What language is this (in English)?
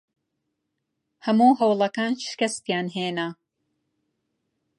Central Kurdish